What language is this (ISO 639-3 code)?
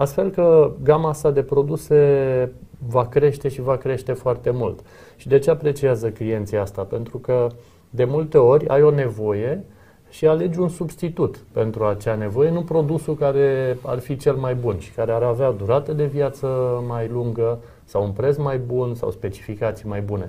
ron